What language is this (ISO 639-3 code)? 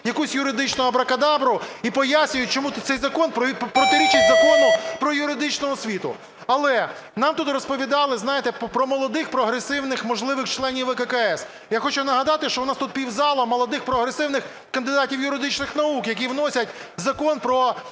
ukr